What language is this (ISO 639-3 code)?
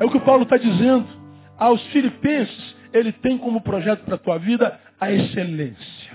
por